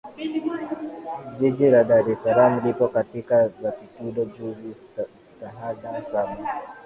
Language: Swahili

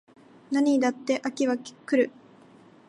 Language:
Japanese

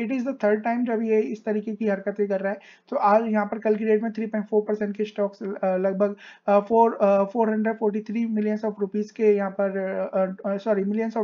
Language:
Hindi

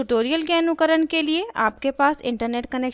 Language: Hindi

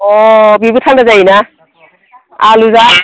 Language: Bodo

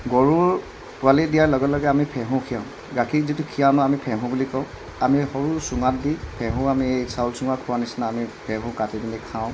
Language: Assamese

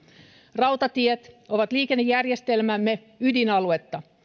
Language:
Finnish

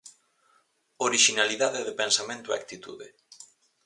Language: Galician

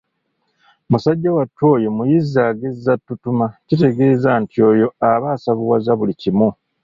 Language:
Ganda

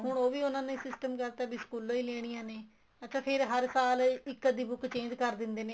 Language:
Punjabi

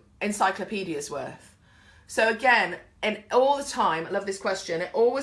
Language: English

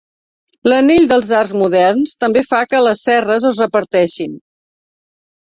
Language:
Catalan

